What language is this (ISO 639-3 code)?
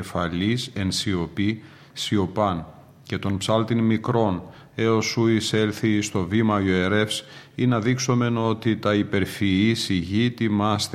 ell